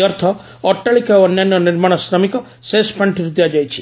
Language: Odia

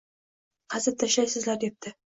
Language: Uzbek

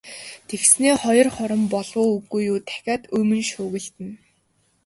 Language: Mongolian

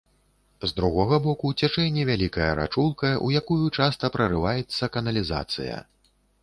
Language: Belarusian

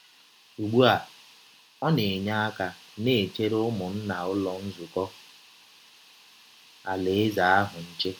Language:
Igbo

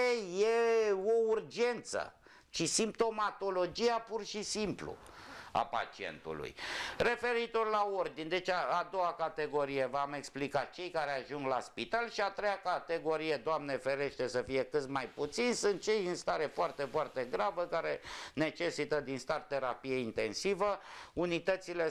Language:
Romanian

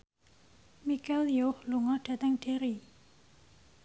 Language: Javanese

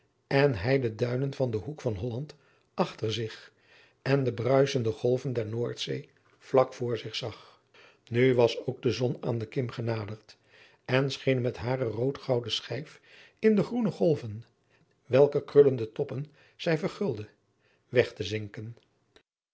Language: Dutch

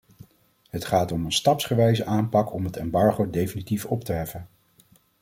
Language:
Dutch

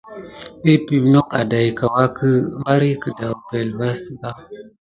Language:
Gidar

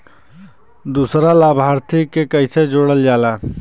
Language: Bhojpuri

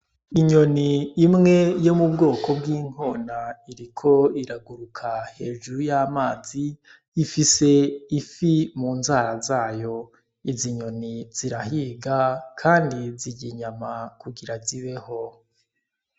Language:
Rundi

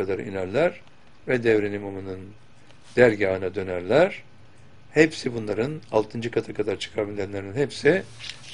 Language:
Turkish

